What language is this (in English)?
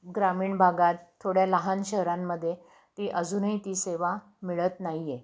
Marathi